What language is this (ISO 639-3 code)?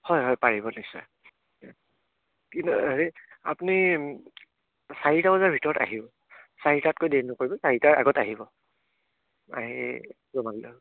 asm